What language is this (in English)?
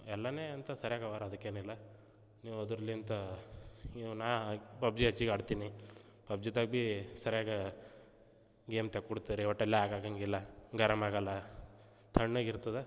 Kannada